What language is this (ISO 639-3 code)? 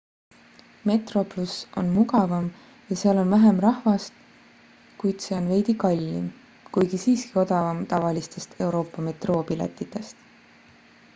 est